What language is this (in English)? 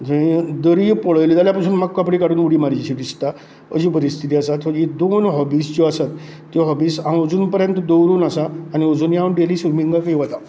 Konkani